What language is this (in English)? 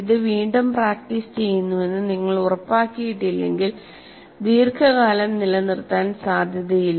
Malayalam